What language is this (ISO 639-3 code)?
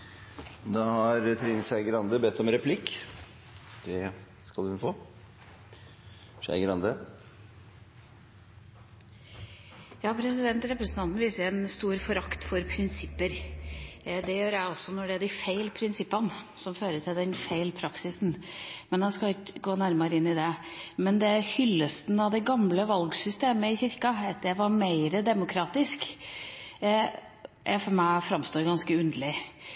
nor